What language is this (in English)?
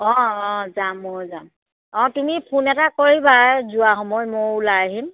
Assamese